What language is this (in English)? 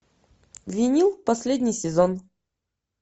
Russian